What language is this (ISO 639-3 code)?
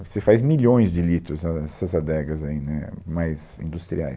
por